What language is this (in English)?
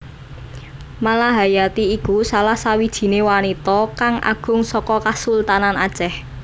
Javanese